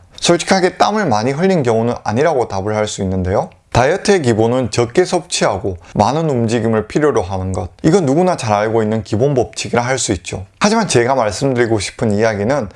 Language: Korean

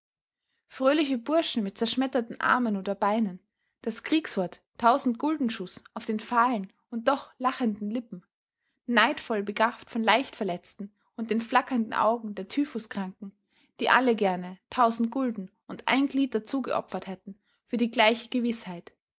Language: German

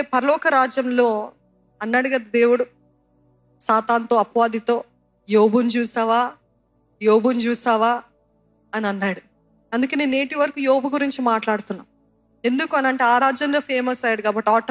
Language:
Telugu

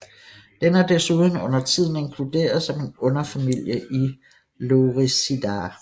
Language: Danish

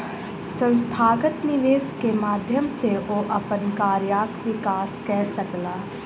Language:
Maithili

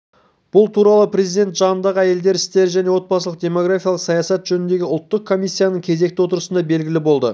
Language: Kazakh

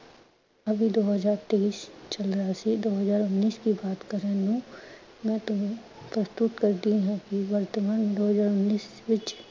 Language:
Punjabi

